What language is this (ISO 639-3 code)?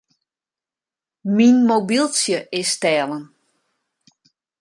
fry